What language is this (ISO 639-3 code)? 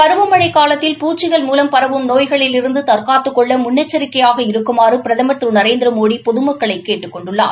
tam